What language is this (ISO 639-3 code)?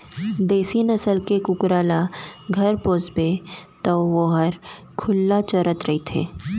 hne